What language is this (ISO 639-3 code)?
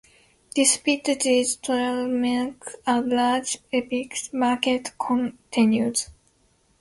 eng